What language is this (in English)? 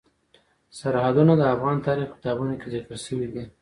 Pashto